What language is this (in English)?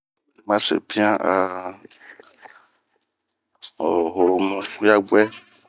Bomu